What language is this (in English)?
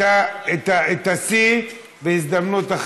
Hebrew